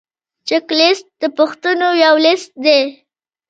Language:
Pashto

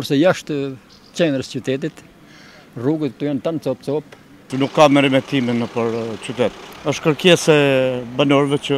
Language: Romanian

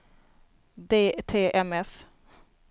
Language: Swedish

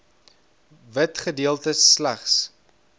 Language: Afrikaans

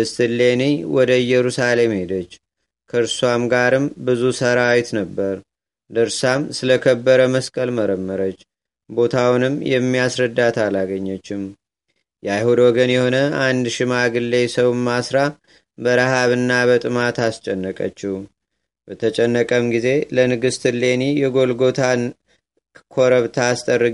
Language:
Amharic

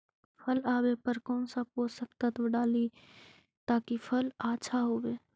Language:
Magahi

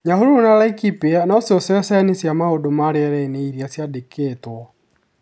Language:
Kikuyu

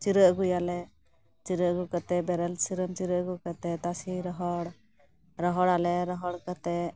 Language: Santali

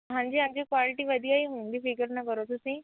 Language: Punjabi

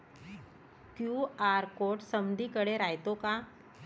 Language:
Marathi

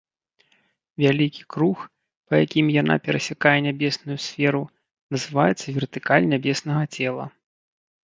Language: Belarusian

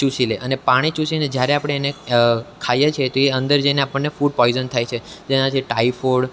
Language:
Gujarati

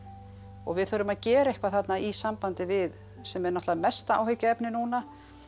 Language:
Icelandic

